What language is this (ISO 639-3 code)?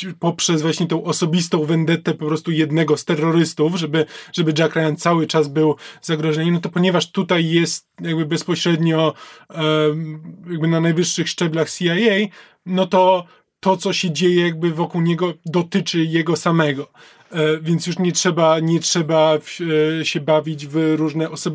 pol